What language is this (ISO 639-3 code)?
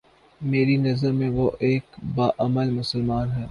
urd